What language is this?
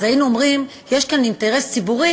Hebrew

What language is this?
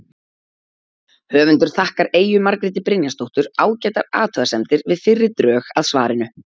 Icelandic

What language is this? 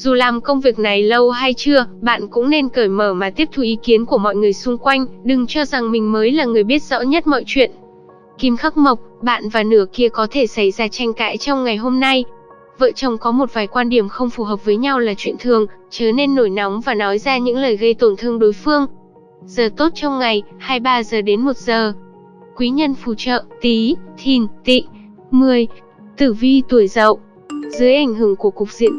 Vietnamese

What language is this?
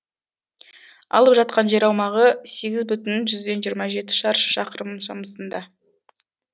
Kazakh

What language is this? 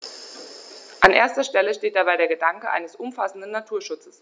German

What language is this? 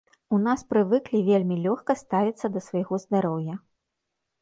Belarusian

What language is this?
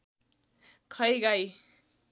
Nepali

